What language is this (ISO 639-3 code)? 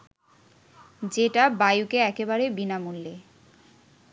ben